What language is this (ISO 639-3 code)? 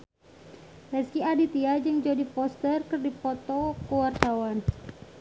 sun